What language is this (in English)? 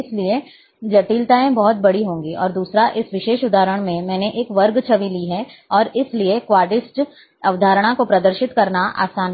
Hindi